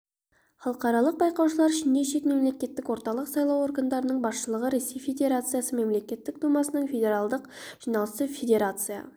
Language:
Kazakh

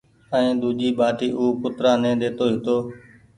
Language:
Goaria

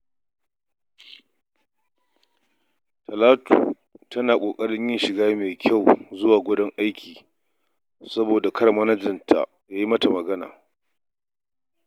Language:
Hausa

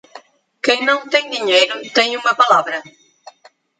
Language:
Portuguese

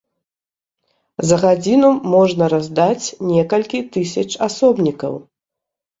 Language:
Belarusian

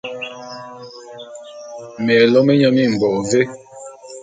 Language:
Bulu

